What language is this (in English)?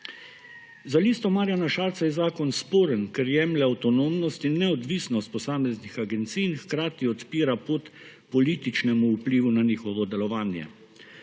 Slovenian